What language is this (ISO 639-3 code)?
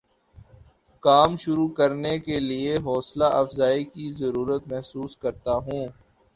urd